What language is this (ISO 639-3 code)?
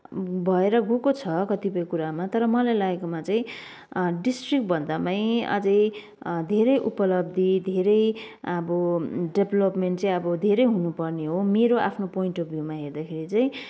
nep